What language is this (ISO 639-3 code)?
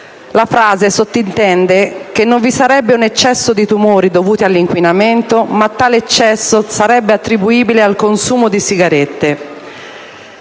ita